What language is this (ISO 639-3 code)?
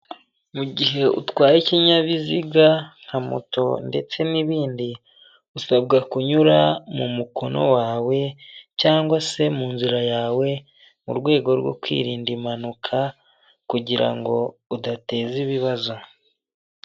kin